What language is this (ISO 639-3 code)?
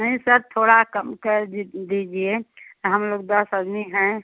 hin